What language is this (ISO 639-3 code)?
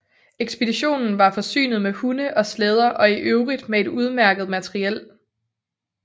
dan